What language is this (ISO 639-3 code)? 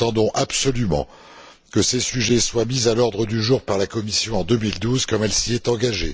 fra